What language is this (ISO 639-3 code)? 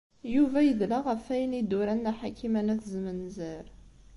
kab